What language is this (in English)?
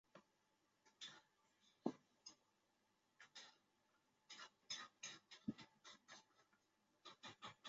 Chinese